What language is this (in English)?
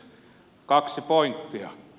Finnish